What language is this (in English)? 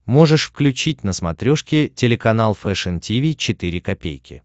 Russian